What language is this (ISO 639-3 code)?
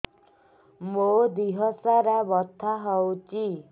ori